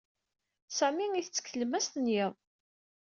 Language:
Kabyle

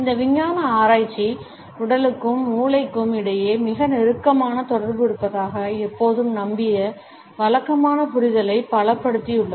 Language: Tamil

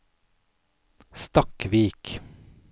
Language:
Norwegian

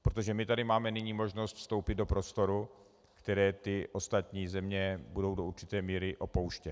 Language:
Czech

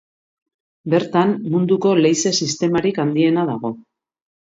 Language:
Basque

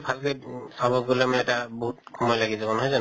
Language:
Assamese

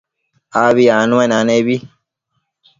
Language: Matsés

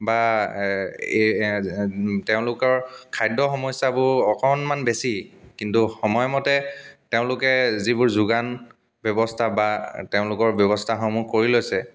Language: Assamese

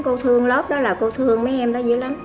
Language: Vietnamese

